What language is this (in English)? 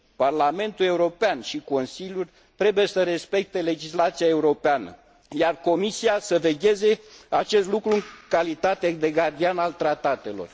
Romanian